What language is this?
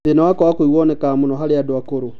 Kikuyu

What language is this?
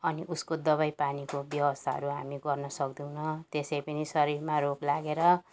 Nepali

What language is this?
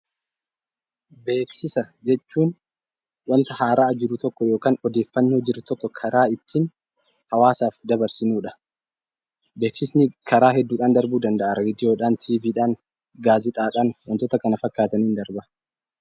Oromo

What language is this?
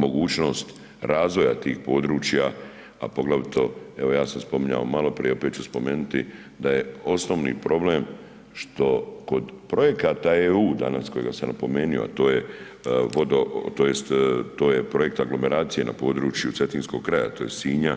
Croatian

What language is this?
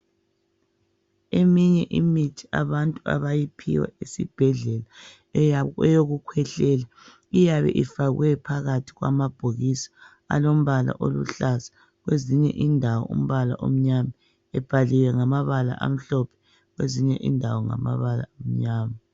North Ndebele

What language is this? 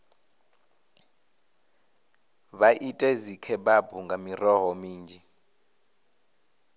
Venda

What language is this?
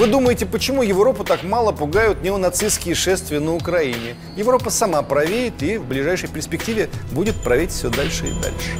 Russian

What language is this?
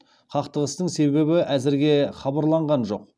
Kazakh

